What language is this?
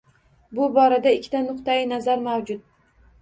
Uzbek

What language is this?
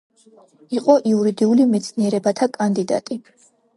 Georgian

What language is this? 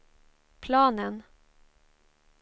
Swedish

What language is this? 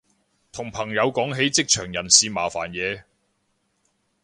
Cantonese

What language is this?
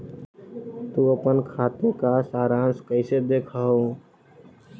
Magahi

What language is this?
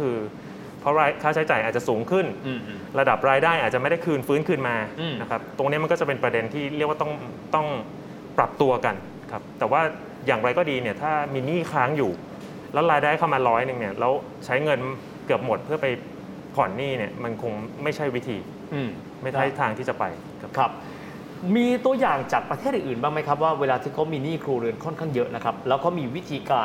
Thai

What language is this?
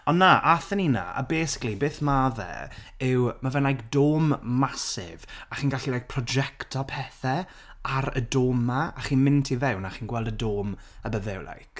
Welsh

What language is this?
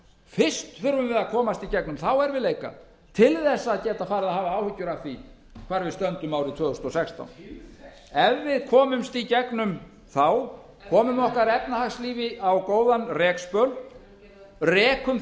Icelandic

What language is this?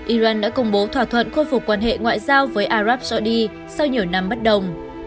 Vietnamese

